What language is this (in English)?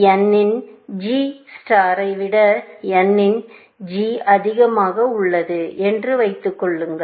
Tamil